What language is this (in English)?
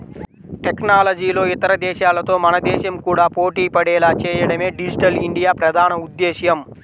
Telugu